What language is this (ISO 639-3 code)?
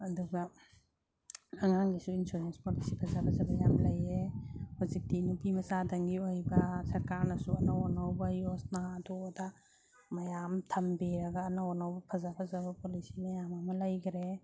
mni